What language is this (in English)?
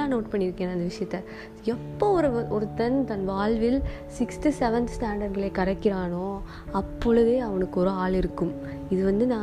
Tamil